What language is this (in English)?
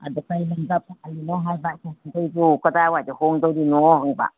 Manipuri